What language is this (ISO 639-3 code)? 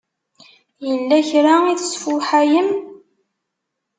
kab